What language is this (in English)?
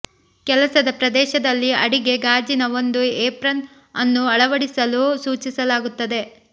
Kannada